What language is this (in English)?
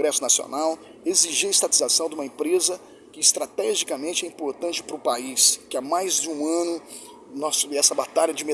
Portuguese